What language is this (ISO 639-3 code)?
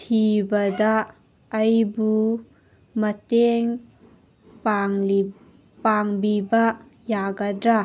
mni